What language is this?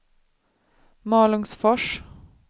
Swedish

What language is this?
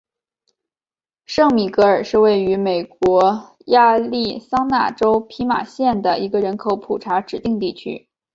Chinese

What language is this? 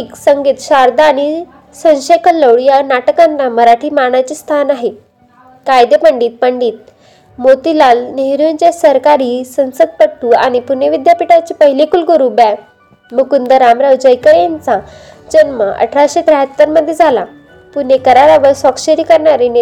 Marathi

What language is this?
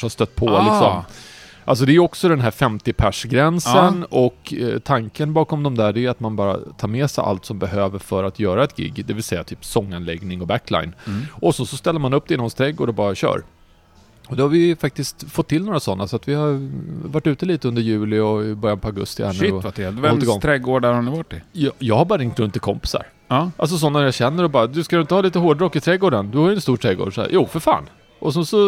Swedish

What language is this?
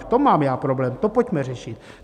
Czech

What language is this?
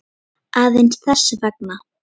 Icelandic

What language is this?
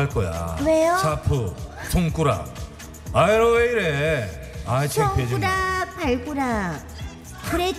Korean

